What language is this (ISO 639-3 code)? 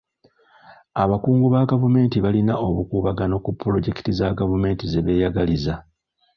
lug